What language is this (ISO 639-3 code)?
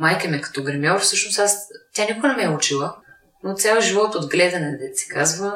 bul